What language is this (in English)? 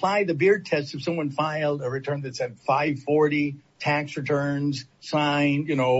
English